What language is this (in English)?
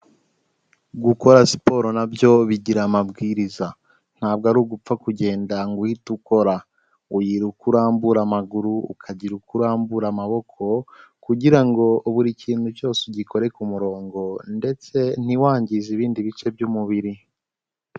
Kinyarwanda